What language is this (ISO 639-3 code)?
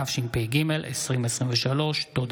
heb